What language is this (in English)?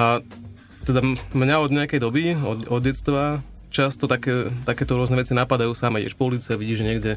Slovak